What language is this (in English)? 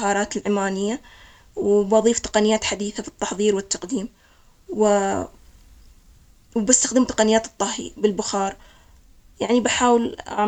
Omani Arabic